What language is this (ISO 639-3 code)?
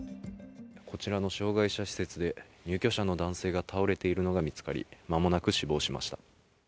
jpn